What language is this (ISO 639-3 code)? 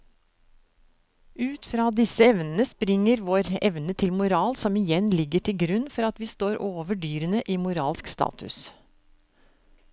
nor